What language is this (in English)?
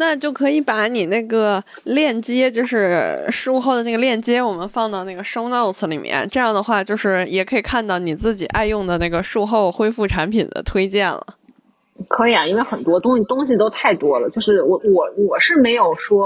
Chinese